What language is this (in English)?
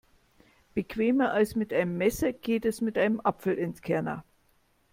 German